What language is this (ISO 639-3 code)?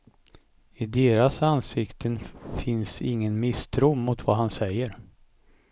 swe